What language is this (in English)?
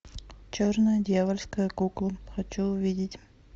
Russian